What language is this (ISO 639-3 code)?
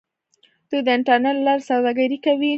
pus